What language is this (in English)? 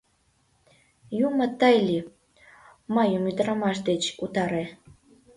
Mari